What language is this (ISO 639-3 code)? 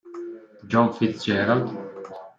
ita